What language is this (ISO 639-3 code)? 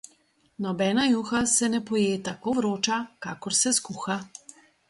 slv